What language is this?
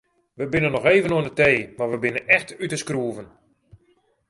Western Frisian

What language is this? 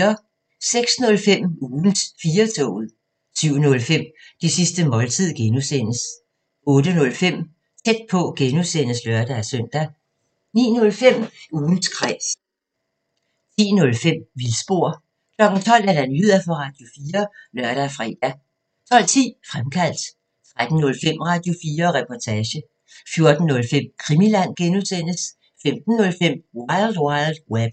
Danish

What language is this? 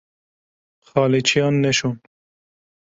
Kurdish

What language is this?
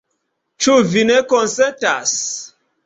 Esperanto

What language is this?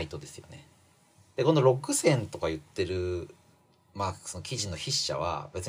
Japanese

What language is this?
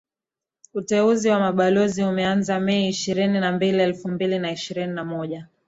Swahili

